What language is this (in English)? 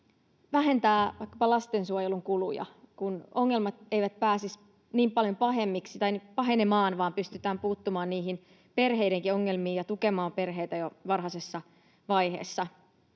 Finnish